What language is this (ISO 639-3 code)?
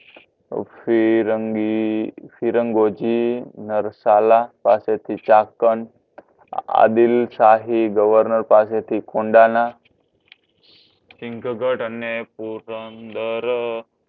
guj